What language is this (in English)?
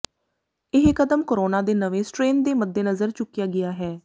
Punjabi